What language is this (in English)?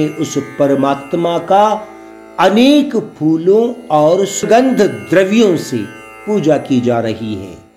Hindi